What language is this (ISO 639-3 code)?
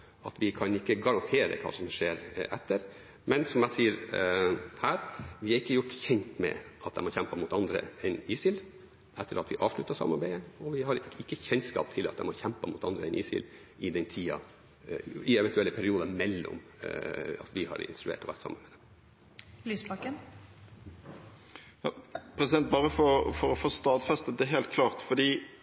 nob